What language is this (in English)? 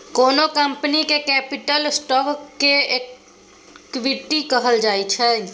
Maithili